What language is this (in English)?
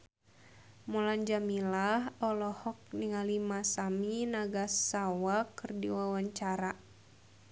Sundanese